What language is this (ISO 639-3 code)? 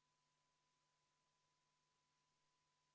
est